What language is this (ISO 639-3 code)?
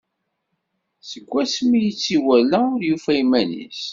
kab